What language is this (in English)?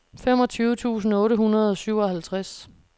Danish